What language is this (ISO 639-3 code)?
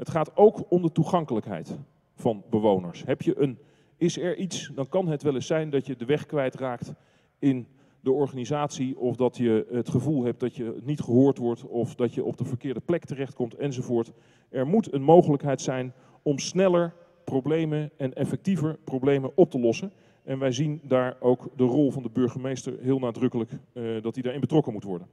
nld